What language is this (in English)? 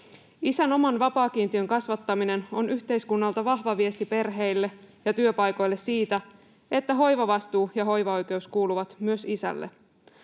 Finnish